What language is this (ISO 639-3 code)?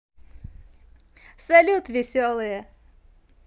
rus